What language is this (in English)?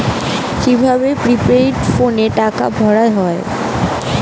Bangla